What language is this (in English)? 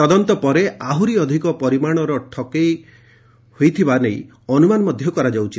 Odia